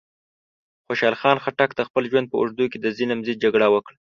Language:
Pashto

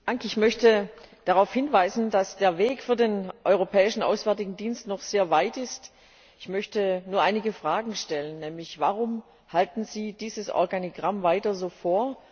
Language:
German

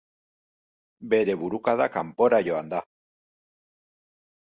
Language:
Basque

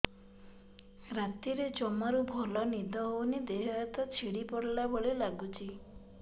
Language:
Odia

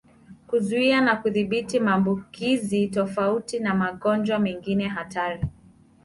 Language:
Swahili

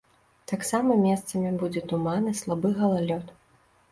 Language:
Belarusian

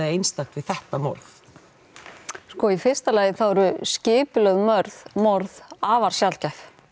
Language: Icelandic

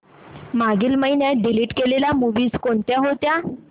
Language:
Marathi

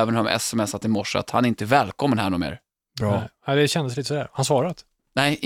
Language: Swedish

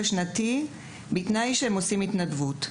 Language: Hebrew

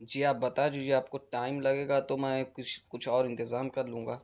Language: Urdu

